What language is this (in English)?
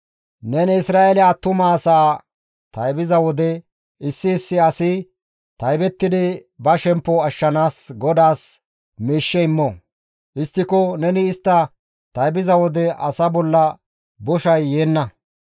Gamo